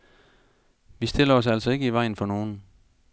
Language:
Danish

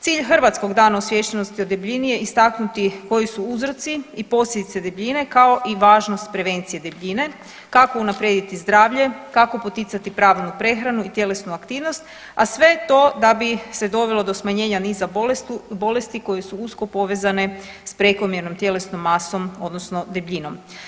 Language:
Croatian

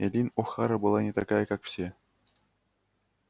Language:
Russian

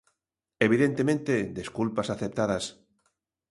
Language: Galician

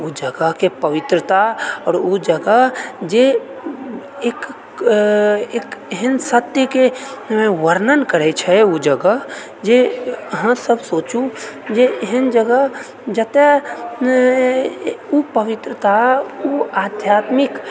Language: Maithili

